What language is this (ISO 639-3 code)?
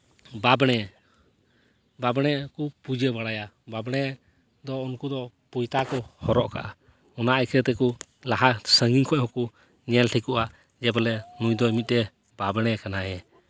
sat